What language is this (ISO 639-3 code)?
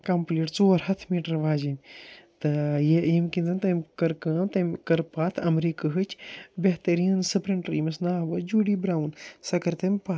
kas